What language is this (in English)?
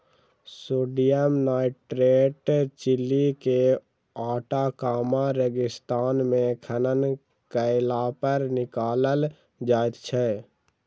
Maithili